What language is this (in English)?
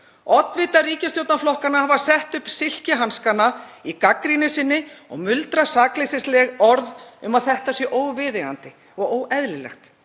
Icelandic